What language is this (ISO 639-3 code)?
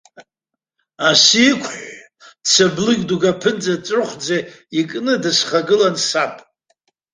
abk